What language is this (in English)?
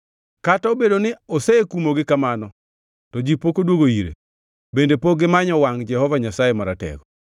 Luo (Kenya and Tanzania)